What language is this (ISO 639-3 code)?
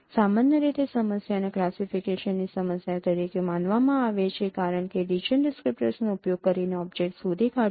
guj